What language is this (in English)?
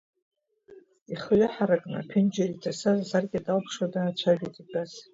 Abkhazian